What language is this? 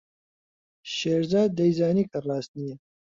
Central Kurdish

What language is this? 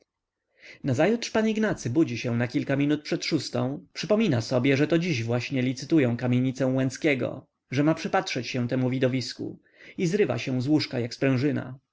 Polish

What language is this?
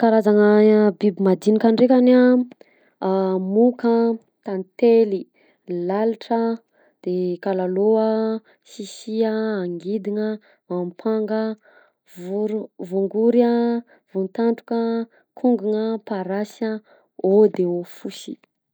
Southern Betsimisaraka Malagasy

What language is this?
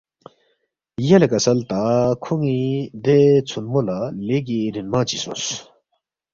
Balti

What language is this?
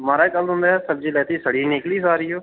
Dogri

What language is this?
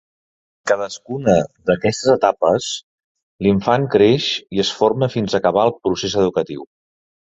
Catalan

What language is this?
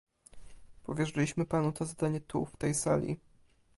Polish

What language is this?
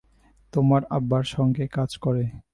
Bangla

